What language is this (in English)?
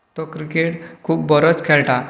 Konkani